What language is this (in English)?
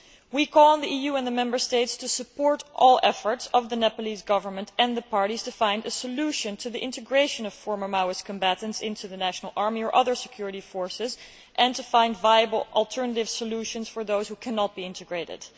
English